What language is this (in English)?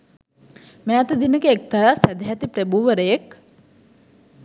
Sinhala